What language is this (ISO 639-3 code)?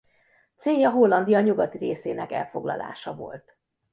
hun